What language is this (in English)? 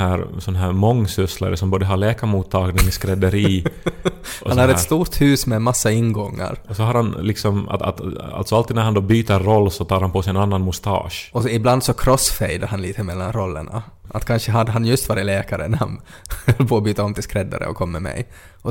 Swedish